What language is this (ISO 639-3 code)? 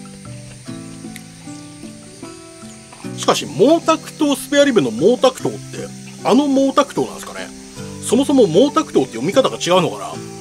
jpn